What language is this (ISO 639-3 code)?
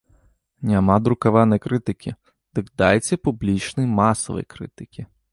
bel